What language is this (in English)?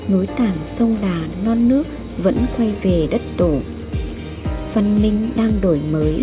Vietnamese